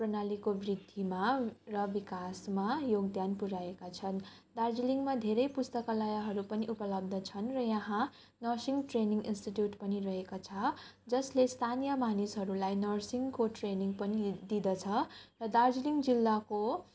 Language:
Nepali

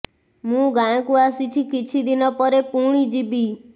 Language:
Odia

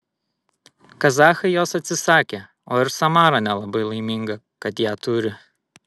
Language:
Lithuanian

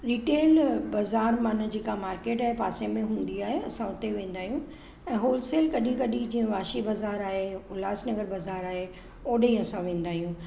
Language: Sindhi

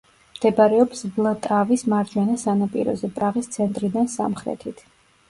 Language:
Georgian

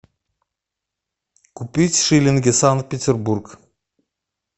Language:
Russian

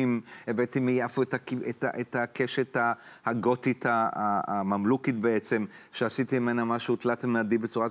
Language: Hebrew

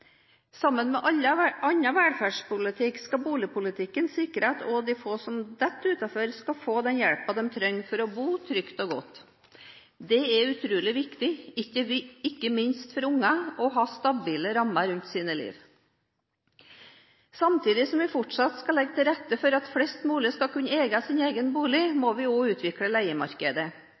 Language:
Norwegian Bokmål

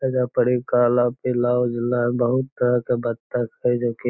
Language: Magahi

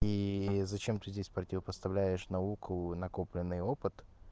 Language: Russian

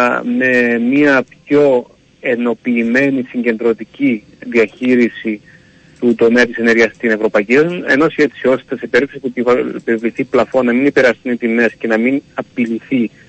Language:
Greek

